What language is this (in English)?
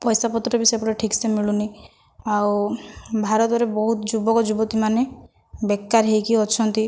Odia